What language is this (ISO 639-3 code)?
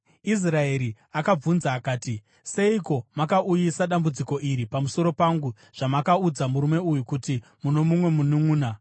sna